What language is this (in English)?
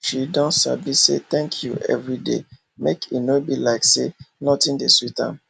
Nigerian Pidgin